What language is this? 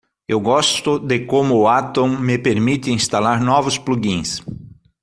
Portuguese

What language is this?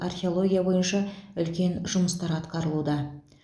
Kazakh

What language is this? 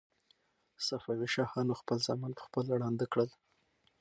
Pashto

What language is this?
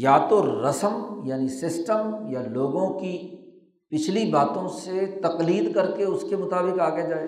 Urdu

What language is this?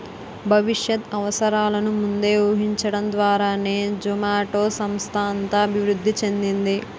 Telugu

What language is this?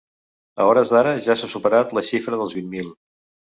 Catalan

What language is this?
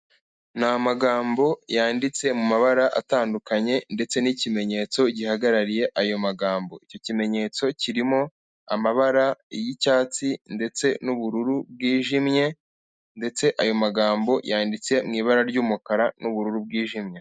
Kinyarwanda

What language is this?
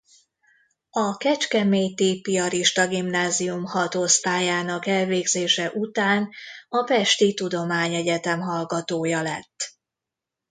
Hungarian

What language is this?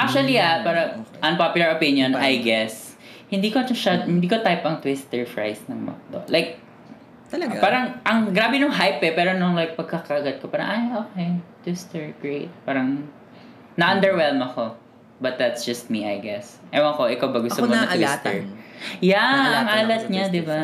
Filipino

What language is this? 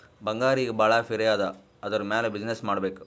Kannada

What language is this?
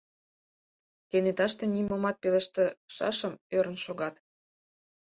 Mari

